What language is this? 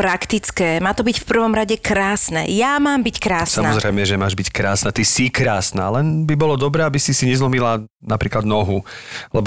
Slovak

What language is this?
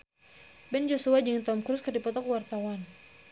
Sundanese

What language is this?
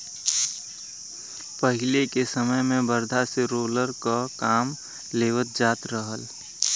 Bhojpuri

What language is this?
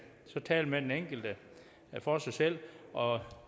Danish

